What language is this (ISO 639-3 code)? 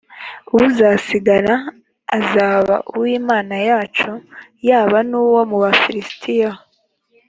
kin